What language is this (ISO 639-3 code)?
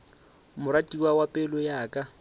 nso